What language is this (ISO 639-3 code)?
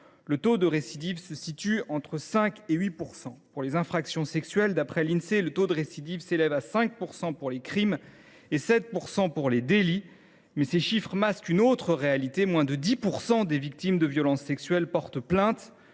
fra